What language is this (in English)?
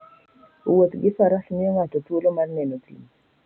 Luo (Kenya and Tanzania)